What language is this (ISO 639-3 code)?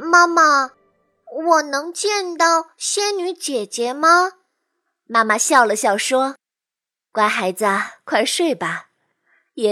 zho